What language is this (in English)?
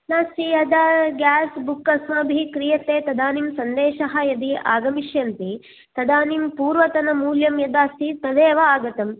Sanskrit